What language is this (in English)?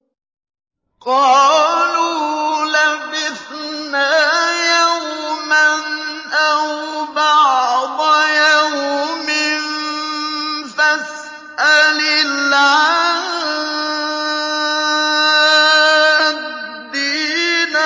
Arabic